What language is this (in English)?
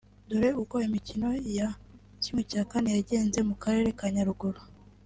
Kinyarwanda